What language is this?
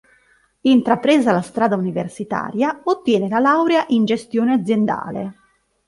Italian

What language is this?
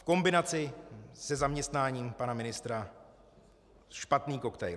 Czech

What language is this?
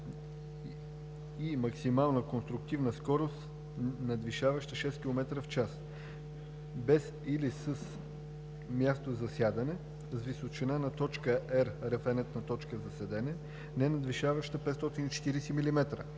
Bulgarian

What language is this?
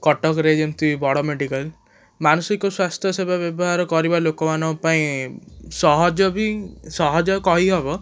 Odia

